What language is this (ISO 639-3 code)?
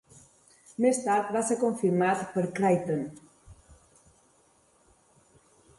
cat